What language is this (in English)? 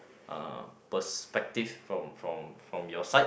English